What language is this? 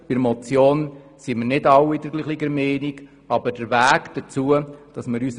Swiss German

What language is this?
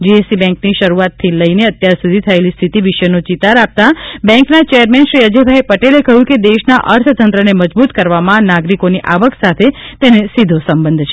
Gujarati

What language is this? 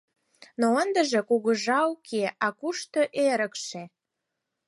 Mari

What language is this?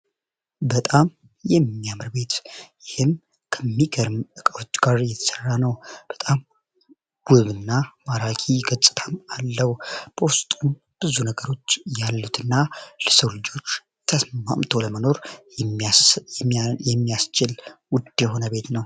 Amharic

